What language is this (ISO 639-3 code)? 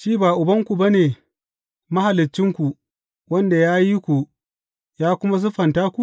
hau